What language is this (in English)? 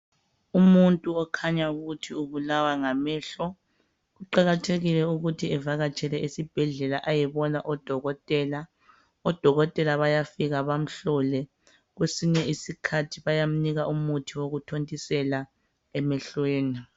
North Ndebele